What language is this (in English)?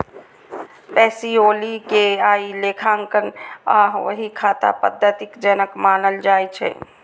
Maithili